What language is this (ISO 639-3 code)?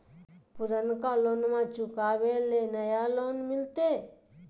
mag